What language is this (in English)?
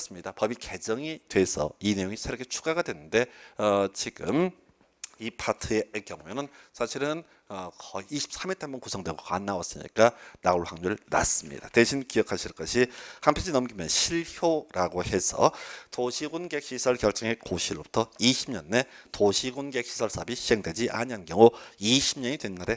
Korean